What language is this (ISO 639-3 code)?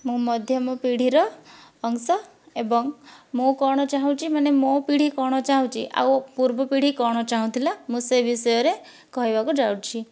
ori